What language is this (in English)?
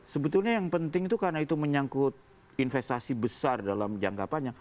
Indonesian